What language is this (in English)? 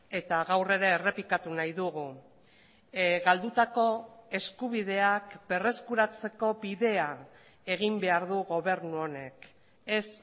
Basque